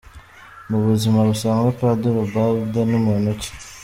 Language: Kinyarwanda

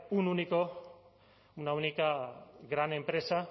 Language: Spanish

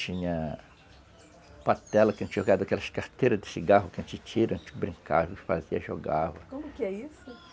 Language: Portuguese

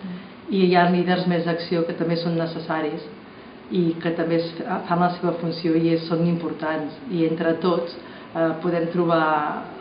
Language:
Spanish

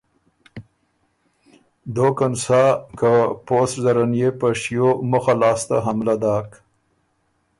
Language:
Ormuri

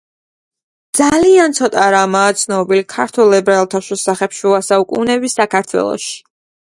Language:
Georgian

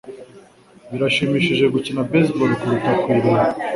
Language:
Kinyarwanda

